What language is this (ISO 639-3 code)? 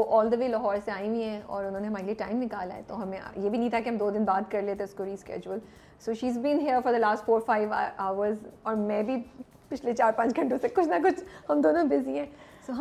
urd